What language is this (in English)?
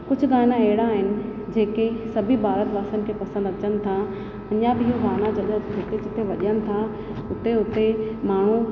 Sindhi